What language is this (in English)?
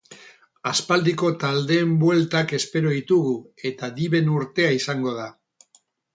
Basque